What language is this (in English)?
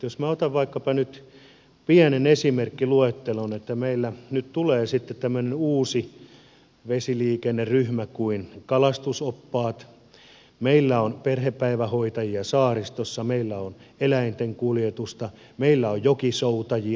Finnish